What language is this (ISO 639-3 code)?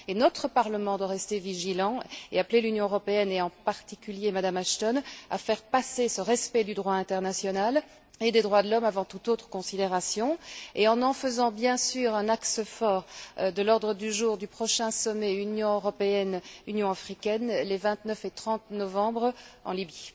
fra